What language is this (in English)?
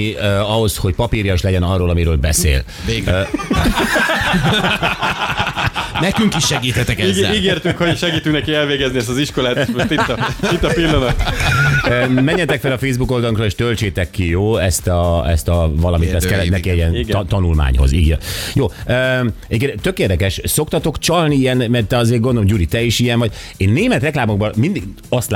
Hungarian